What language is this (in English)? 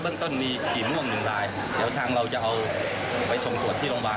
Thai